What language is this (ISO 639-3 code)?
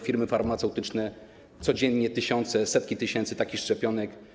pol